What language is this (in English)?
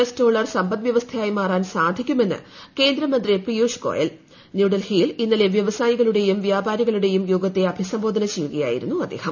Malayalam